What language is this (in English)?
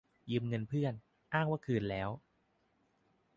Thai